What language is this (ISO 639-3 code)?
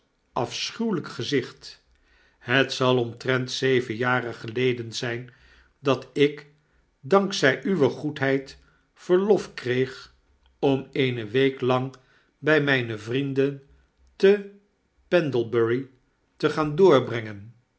nld